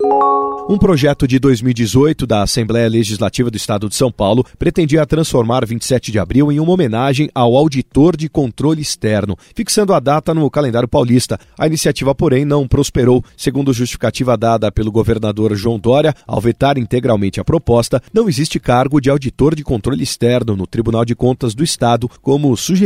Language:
Portuguese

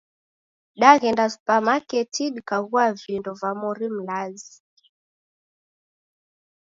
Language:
Taita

